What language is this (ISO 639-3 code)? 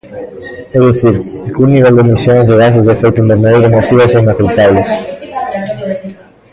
glg